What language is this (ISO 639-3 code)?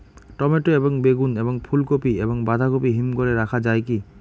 ben